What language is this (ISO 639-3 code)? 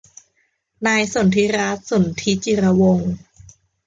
tha